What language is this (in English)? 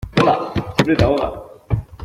Spanish